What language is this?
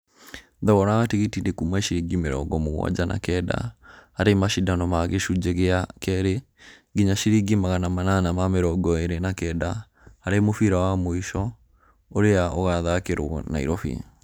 Kikuyu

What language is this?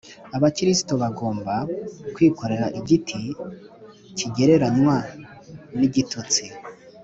Kinyarwanda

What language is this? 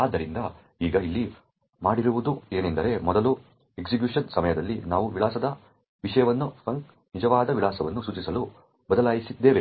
Kannada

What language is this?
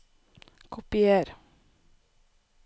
Norwegian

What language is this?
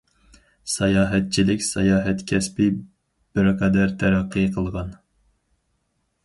Uyghur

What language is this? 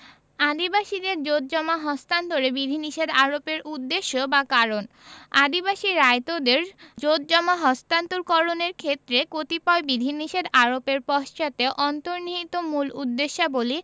Bangla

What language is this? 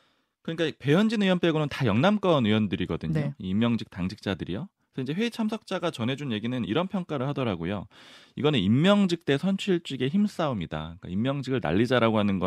Korean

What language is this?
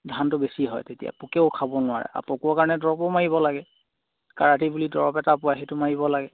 Assamese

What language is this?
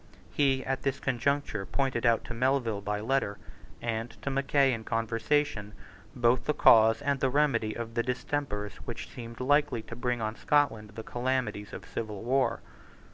English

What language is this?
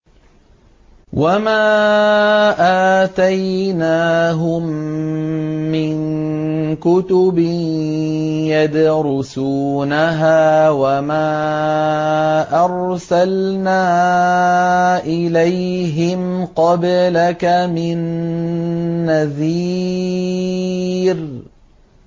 Arabic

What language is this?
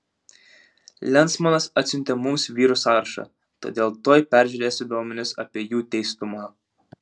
Lithuanian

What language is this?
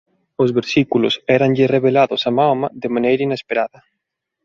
Galician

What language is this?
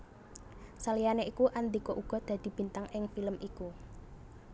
Javanese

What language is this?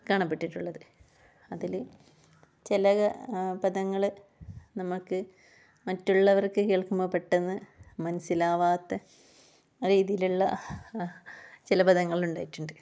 Malayalam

